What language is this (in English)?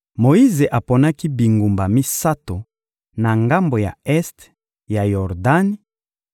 Lingala